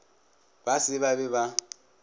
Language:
Northern Sotho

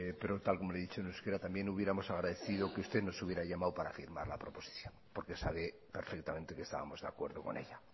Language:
Spanish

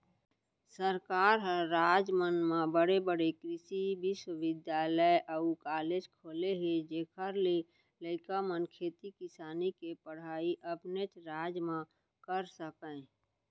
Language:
Chhattisgarhi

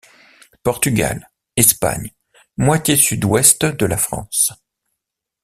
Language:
French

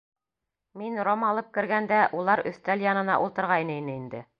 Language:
Bashkir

